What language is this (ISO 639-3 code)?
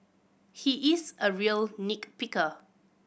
eng